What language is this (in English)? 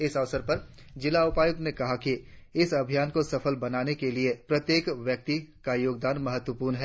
Hindi